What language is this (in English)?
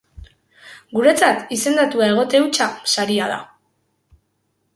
Basque